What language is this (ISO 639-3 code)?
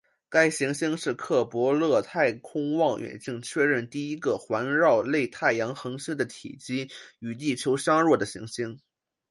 zho